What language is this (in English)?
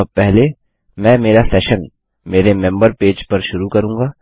Hindi